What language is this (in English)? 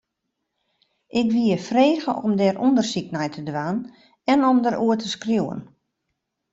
Western Frisian